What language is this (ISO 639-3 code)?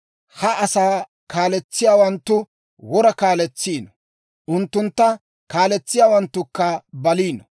dwr